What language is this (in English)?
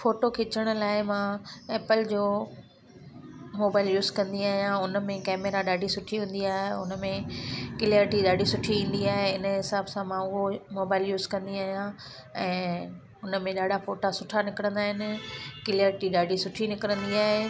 Sindhi